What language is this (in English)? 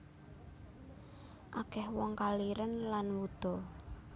Javanese